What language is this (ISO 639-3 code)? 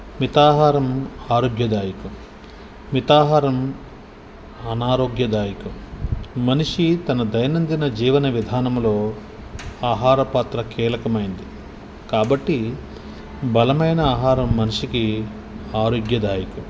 tel